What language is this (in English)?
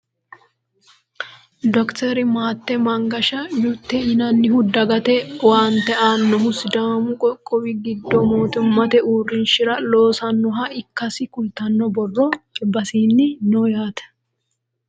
Sidamo